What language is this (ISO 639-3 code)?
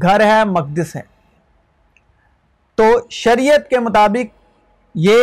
urd